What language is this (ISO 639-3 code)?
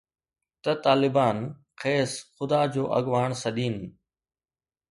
snd